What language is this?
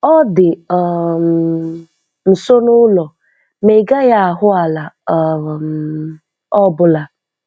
Igbo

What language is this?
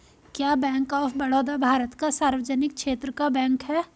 Hindi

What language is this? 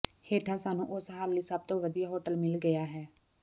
Punjabi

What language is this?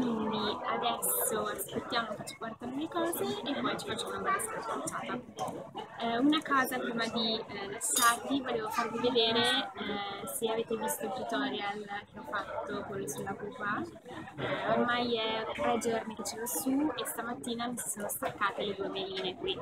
Italian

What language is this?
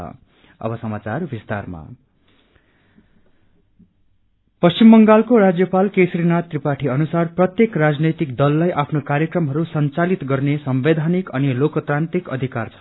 Nepali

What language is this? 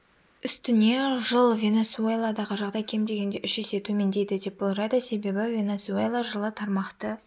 Kazakh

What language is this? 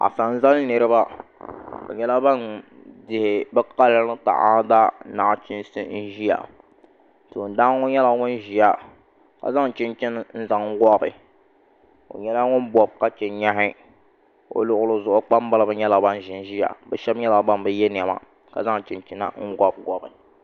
Dagbani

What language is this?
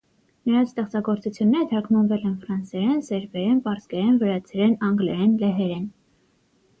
Armenian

